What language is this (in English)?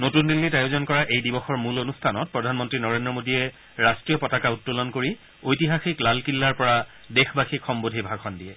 Assamese